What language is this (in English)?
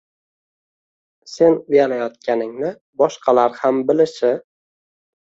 Uzbek